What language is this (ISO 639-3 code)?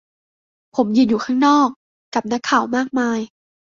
tha